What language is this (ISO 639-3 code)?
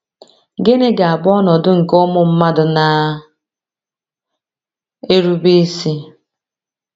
ibo